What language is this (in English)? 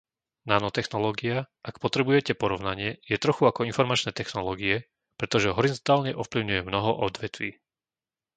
Slovak